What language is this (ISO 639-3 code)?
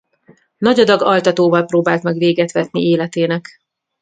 hun